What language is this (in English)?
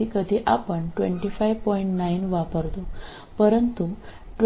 Malayalam